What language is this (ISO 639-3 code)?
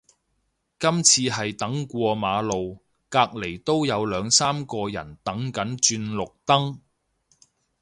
yue